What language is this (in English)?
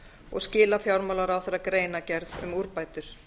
Icelandic